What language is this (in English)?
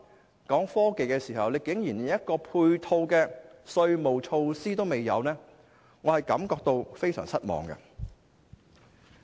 Cantonese